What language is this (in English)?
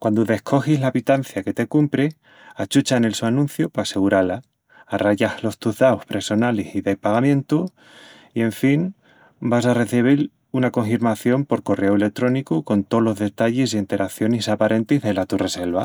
Extremaduran